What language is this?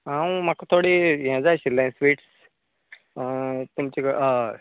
Konkani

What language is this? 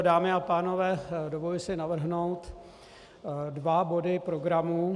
Czech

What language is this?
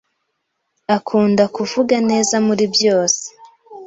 Kinyarwanda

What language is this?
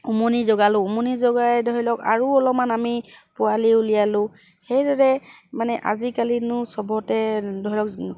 Assamese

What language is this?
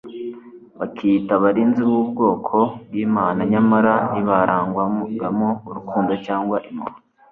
Kinyarwanda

